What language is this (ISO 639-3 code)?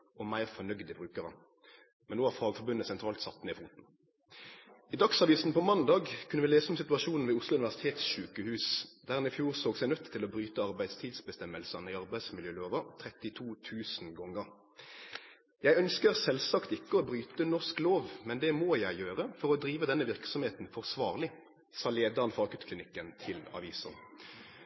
nno